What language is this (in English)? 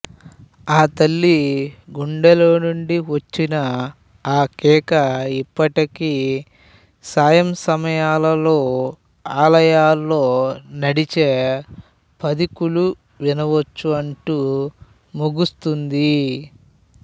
Telugu